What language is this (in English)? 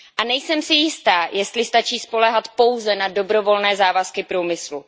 Czech